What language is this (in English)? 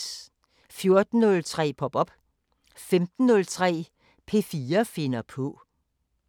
Danish